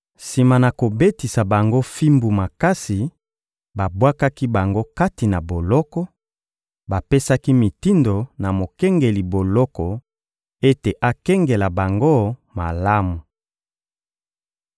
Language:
Lingala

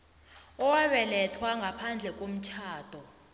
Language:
South Ndebele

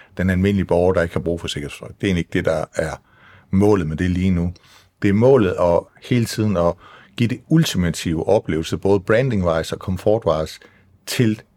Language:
Danish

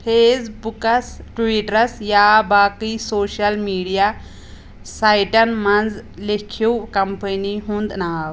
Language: Kashmiri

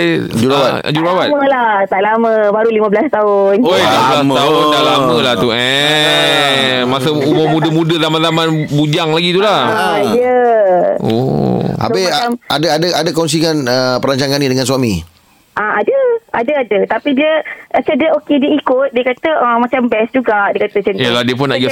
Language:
Malay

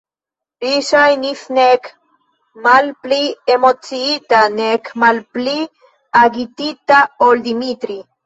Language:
Esperanto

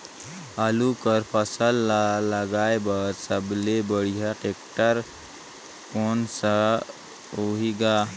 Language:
Chhattisgarhi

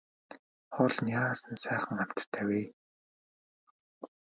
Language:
Mongolian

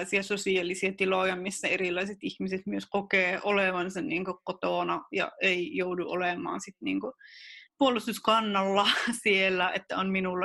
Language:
Finnish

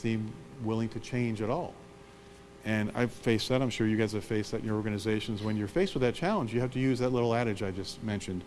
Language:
English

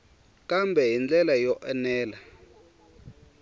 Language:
Tsonga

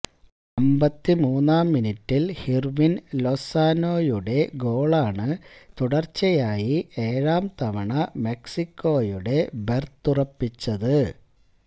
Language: Malayalam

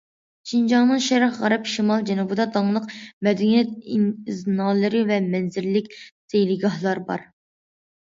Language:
Uyghur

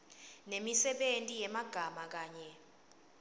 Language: Swati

